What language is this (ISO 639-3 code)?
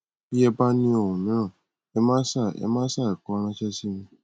yor